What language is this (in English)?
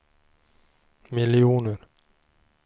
Swedish